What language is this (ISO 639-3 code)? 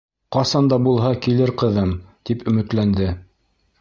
bak